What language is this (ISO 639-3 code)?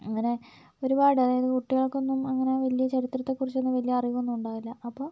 mal